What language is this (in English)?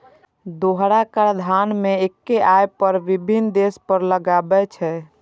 Maithili